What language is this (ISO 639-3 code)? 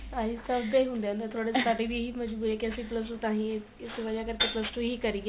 pan